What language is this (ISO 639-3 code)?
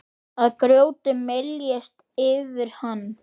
isl